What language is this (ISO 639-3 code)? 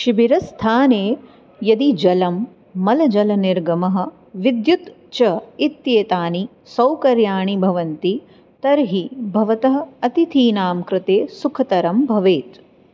san